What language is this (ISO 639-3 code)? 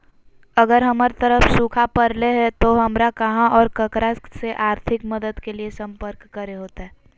mag